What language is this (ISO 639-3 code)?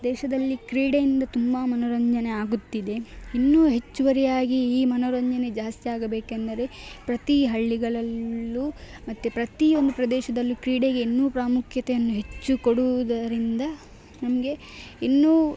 kan